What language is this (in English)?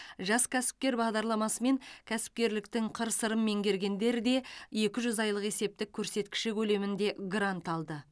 Kazakh